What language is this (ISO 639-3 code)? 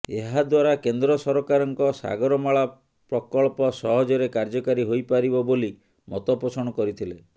ori